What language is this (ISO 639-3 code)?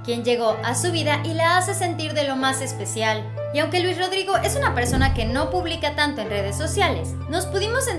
spa